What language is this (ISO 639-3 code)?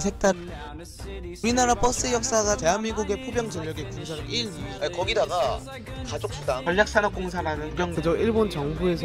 kor